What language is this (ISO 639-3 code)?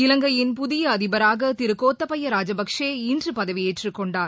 tam